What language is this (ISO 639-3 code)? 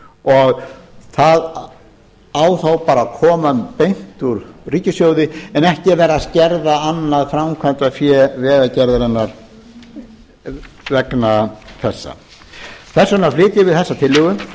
isl